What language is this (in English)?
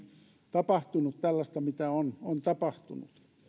Finnish